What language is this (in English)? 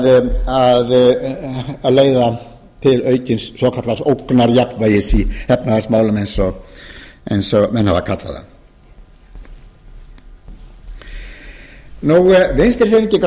Icelandic